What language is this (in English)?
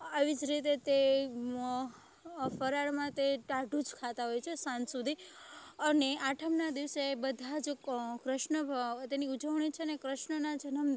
Gujarati